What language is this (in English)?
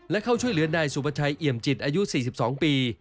Thai